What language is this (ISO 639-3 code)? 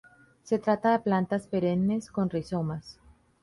spa